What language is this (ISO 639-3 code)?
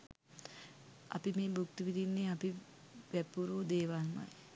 sin